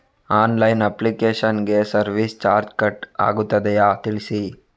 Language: Kannada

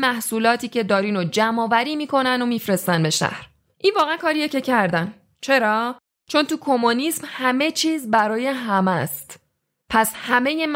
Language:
Persian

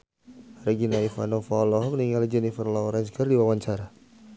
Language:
Sundanese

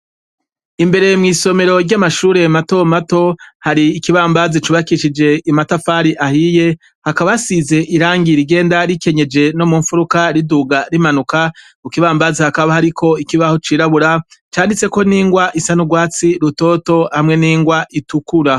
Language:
Rundi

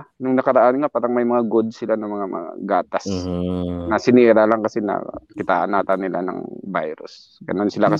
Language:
Filipino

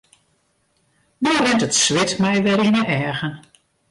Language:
Western Frisian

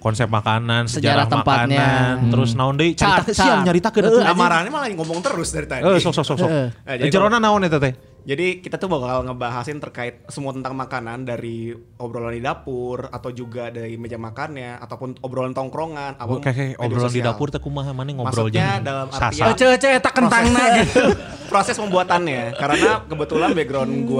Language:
Indonesian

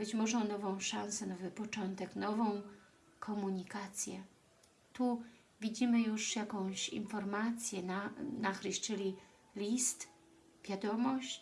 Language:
Polish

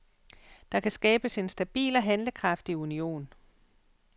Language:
Danish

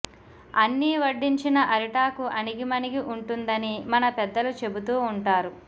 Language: Telugu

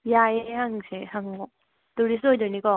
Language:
Manipuri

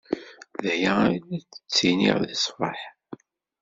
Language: Kabyle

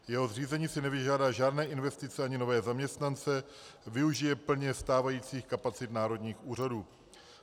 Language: Czech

